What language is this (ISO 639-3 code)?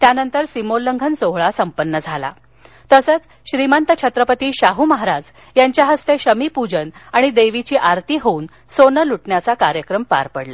mar